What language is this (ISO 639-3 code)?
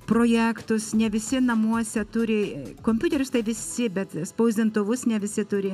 lit